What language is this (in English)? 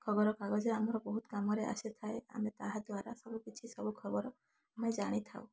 Odia